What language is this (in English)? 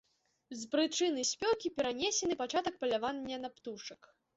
Belarusian